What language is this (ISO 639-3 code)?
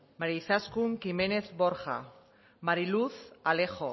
eus